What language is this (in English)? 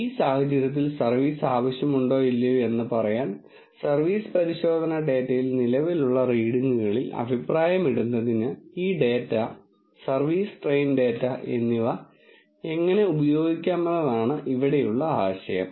Malayalam